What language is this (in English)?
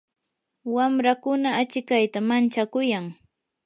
Yanahuanca Pasco Quechua